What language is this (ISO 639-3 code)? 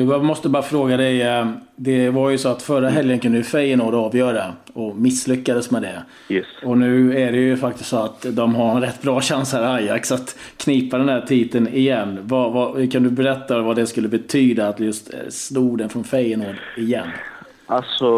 swe